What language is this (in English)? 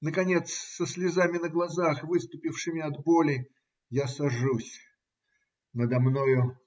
Russian